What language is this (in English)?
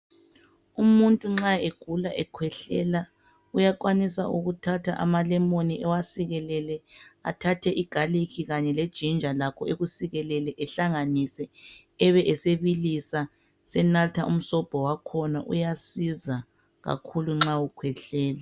North Ndebele